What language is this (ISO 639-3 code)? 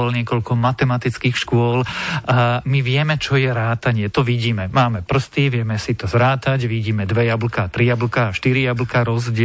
slk